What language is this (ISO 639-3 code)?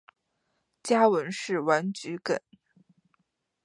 zho